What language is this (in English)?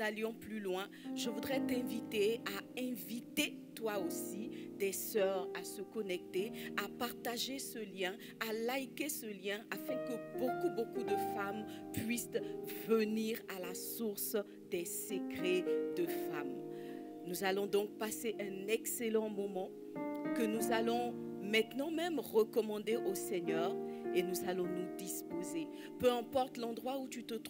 French